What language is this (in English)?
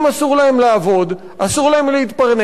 Hebrew